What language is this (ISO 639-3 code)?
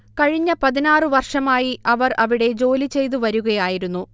mal